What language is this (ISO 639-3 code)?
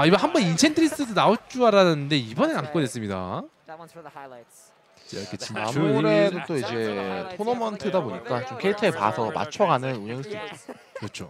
kor